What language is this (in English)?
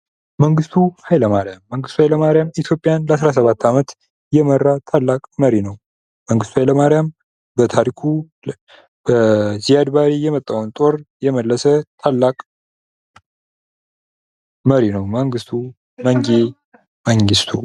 Amharic